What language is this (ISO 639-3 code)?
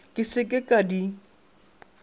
nso